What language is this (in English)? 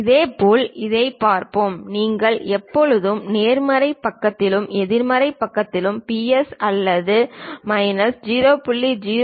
Tamil